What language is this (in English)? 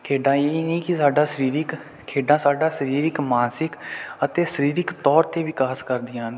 Punjabi